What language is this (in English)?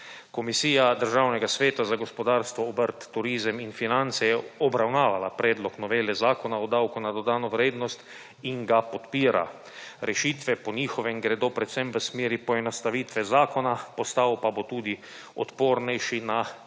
Slovenian